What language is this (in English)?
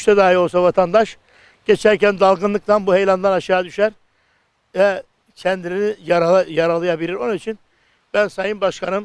Turkish